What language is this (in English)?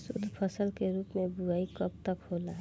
Bhojpuri